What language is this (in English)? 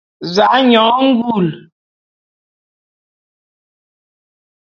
Bulu